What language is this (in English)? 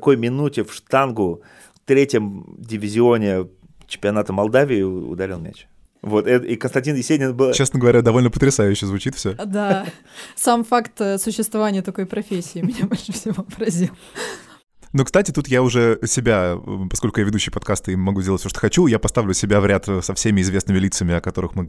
Russian